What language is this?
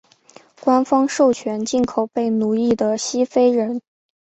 Chinese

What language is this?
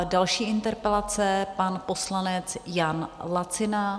Czech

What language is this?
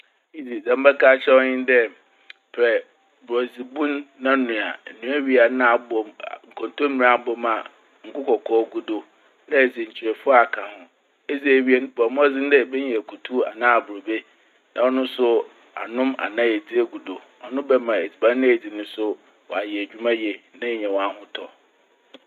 Akan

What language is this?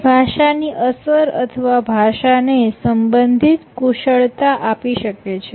Gujarati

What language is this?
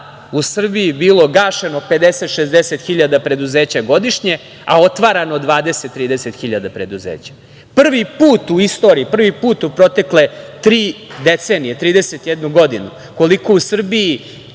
Serbian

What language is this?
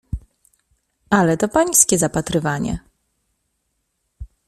Polish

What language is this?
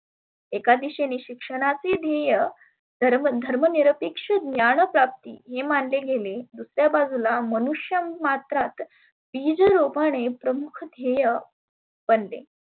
Marathi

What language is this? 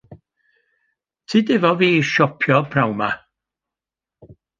Welsh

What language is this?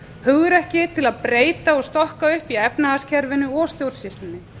Icelandic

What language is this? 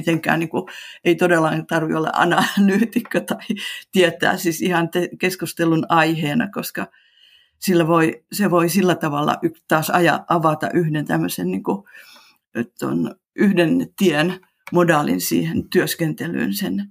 Finnish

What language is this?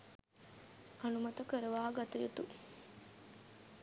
Sinhala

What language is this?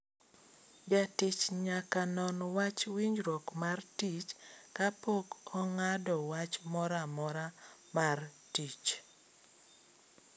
Luo (Kenya and Tanzania)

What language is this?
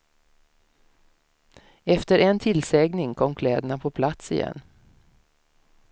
Swedish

